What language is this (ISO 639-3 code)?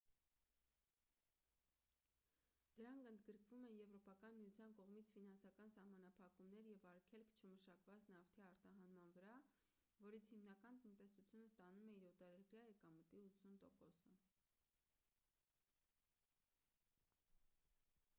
hye